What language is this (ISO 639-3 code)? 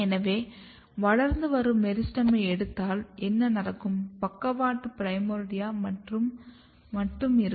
tam